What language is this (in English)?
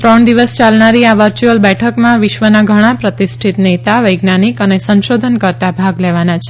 Gujarati